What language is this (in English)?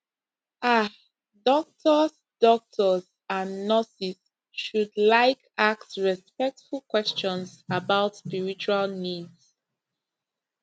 Nigerian Pidgin